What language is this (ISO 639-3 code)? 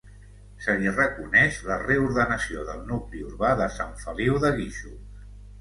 cat